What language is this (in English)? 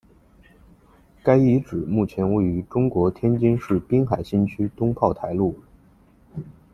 Chinese